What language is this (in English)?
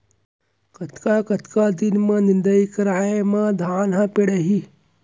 Chhattisgarhi